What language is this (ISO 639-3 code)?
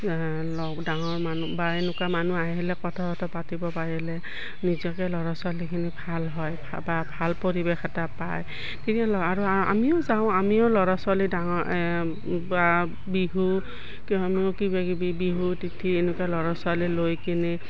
asm